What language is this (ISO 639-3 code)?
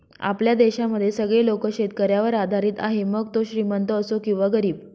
mar